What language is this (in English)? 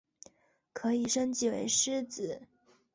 Chinese